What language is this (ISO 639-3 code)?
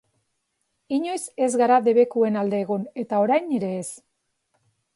eus